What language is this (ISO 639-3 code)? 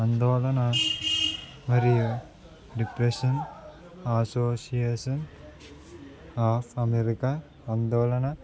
tel